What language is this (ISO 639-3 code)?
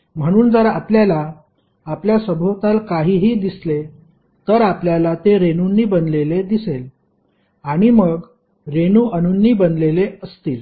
mar